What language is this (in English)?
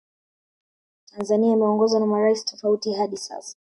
Swahili